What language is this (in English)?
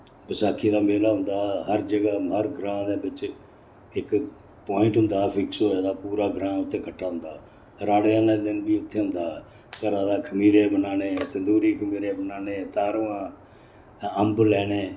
Dogri